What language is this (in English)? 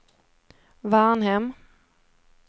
Swedish